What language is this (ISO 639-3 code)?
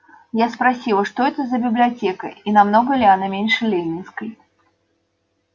rus